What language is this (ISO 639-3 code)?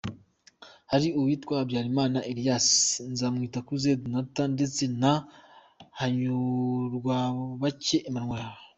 kin